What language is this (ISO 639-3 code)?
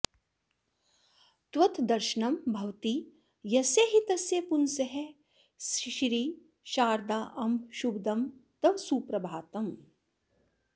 san